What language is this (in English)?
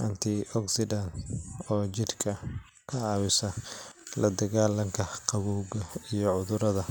Somali